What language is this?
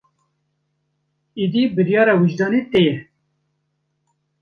Kurdish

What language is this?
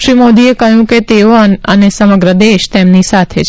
Gujarati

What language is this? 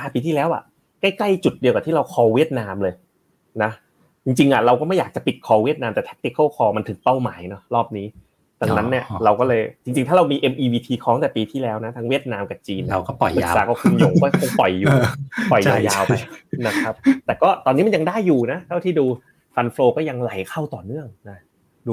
Thai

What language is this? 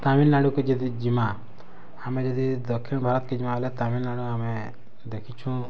Odia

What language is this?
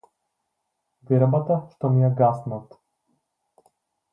Macedonian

